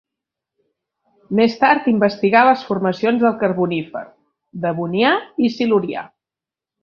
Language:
Catalan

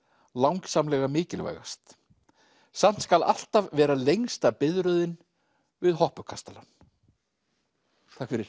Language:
Icelandic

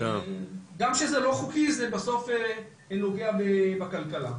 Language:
Hebrew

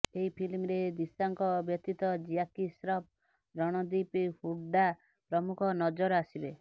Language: Odia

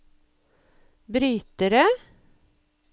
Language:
Norwegian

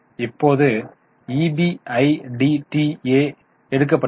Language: Tamil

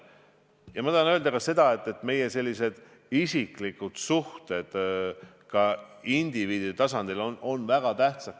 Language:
Estonian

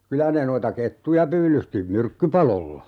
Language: Finnish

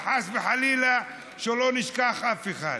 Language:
Hebrew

